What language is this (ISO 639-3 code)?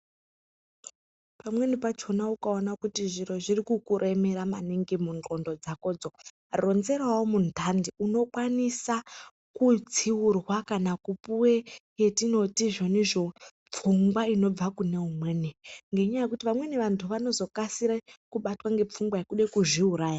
ndc